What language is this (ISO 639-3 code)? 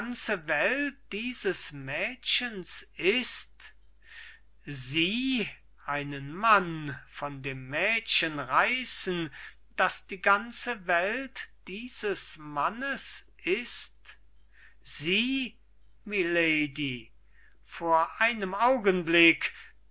deu